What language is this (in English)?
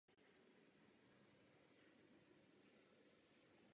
Czech